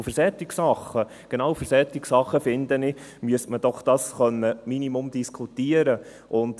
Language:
Swiss German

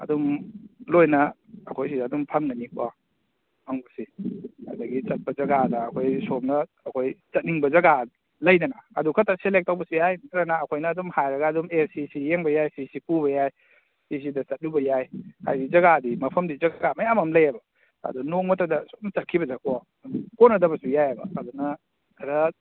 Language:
Manipuri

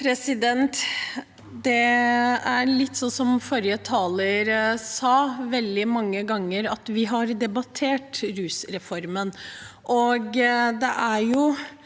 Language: Norwegian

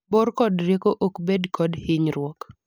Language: Luo (Kenya and Tanzania)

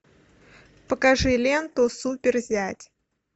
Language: Russian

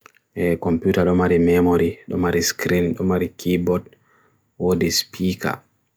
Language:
Bagirmi Fulfulde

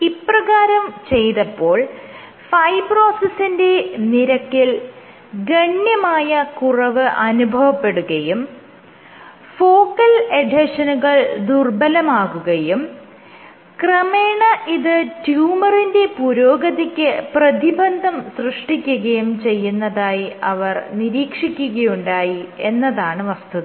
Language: Malayalam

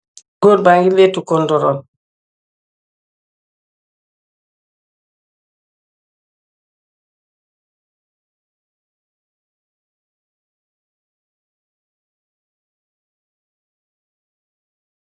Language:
Wolof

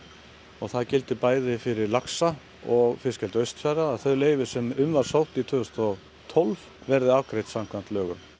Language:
Icelandic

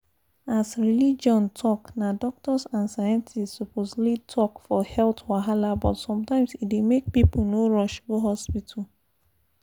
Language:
Nigerian Pidgin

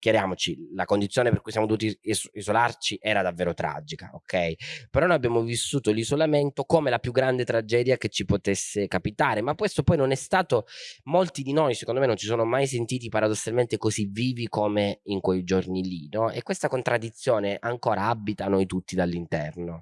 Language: Italian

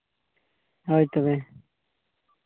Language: Santali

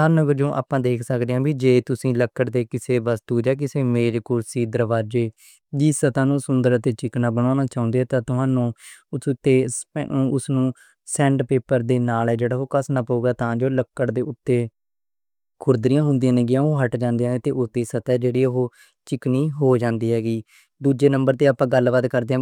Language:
Western Panjabi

